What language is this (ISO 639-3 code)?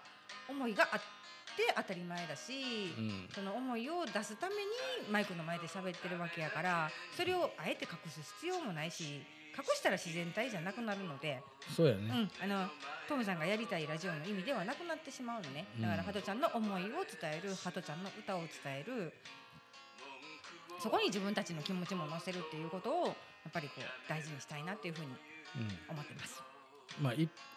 jpn